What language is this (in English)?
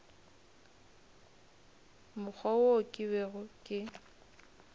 Northern Sotho